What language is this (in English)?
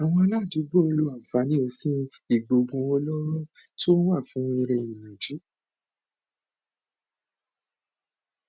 Yoruba